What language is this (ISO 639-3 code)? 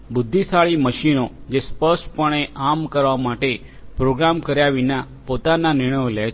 guj